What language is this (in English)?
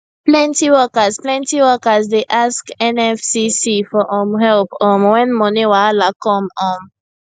Nigerian Pidgin